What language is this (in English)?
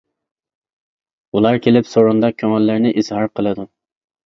Uyghur